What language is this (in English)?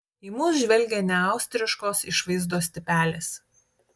Lithuanian